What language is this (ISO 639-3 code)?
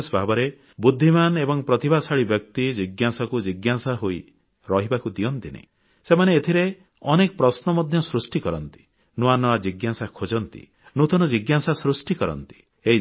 ori